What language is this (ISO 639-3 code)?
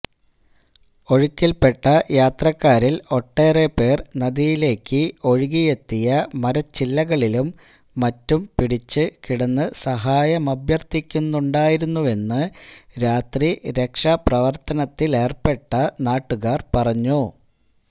mal